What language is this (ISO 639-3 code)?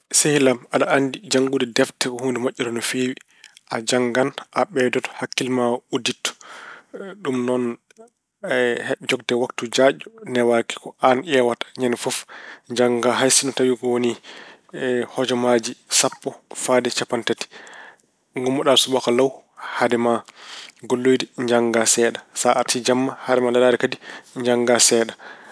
ful